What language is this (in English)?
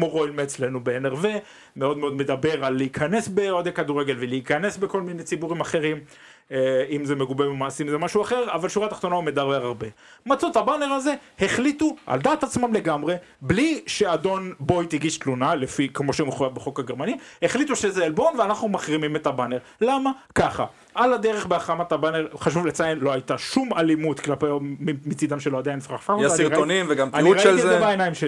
Hebrew